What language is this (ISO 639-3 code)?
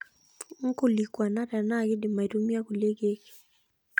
mas